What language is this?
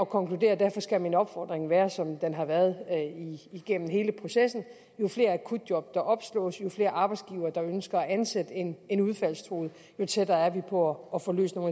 Danish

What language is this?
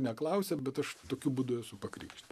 Lithuanian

